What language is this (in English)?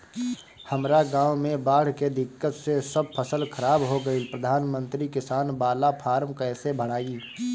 Bhojpuri